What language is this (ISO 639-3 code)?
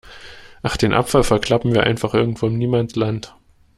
deu